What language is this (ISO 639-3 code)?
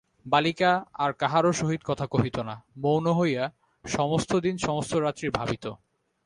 ben